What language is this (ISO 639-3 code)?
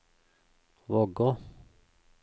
nor